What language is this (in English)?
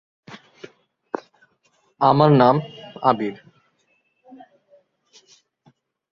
Bangla